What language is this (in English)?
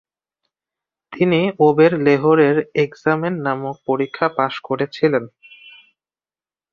Bangla